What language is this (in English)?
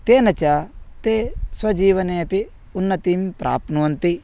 Sanskrit